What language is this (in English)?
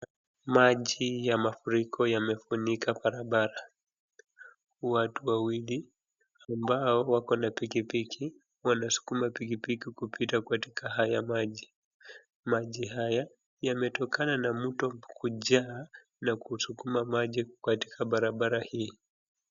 Swahili